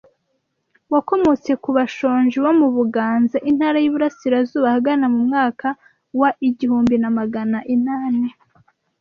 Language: Kinyarwanda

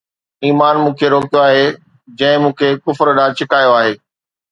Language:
Sindhi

